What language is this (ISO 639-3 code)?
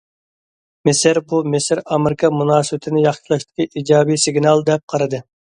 uig